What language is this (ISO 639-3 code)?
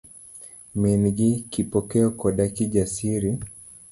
luo